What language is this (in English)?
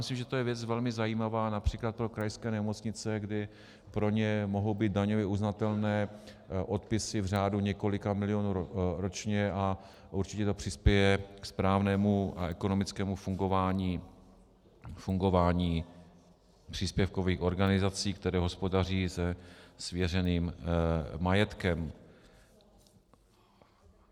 Czech